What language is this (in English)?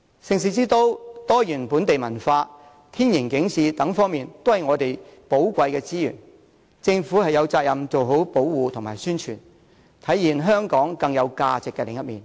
Cantonese